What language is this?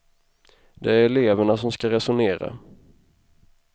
Swedish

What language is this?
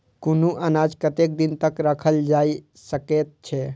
Maithili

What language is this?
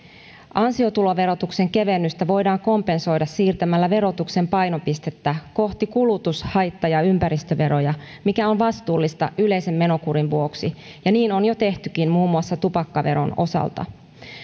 Finnish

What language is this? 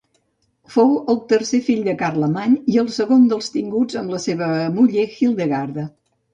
Catalan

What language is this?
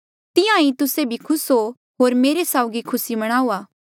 Mandeali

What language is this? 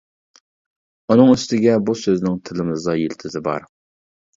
Uyghur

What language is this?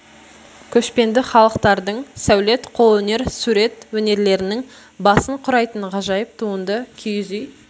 Kazakh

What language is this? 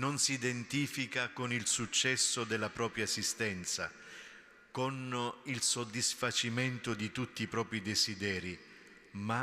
Italian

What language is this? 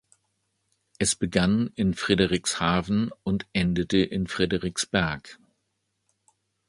German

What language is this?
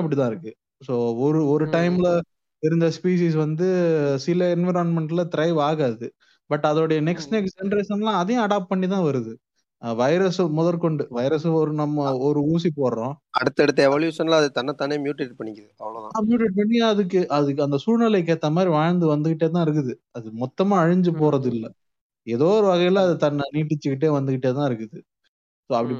Tamil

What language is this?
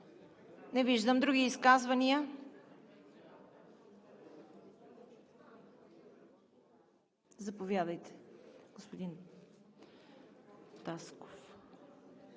Bulgarian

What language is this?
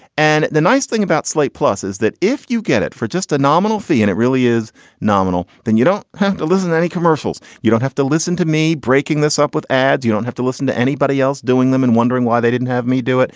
English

